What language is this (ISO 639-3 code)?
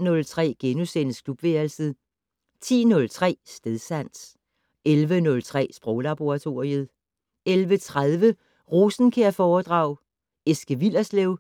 dan